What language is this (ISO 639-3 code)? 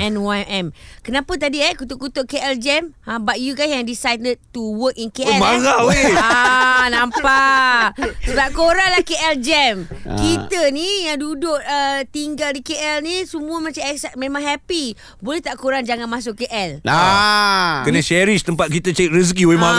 msa